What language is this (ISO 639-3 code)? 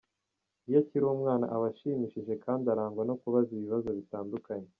kin